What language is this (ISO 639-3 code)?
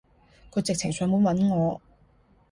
yue